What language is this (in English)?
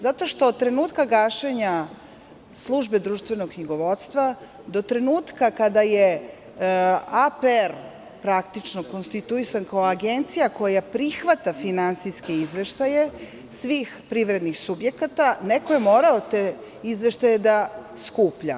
Serbian